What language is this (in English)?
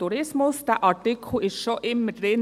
Swiss German